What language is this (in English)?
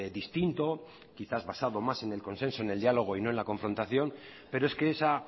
Spanish